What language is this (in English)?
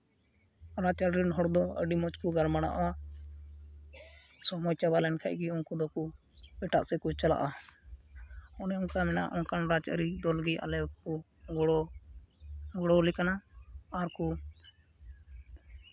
Santali